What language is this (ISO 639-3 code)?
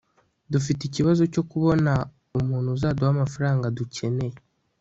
kin